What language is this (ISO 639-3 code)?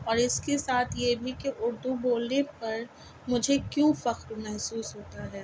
urd